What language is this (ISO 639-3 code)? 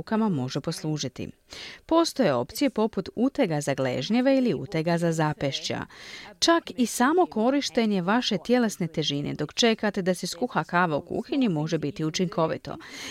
hrv